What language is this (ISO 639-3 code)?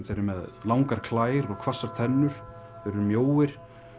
isl